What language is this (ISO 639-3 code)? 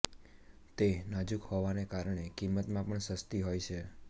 guj